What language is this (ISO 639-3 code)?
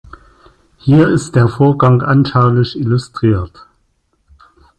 deu